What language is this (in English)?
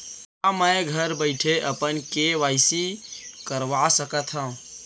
Chhattisgarhi